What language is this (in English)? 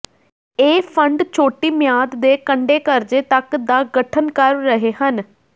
Punjabi